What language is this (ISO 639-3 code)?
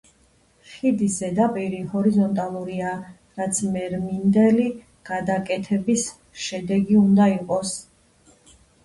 kat